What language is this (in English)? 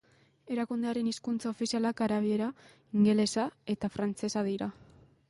Basque